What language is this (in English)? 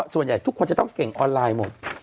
Thai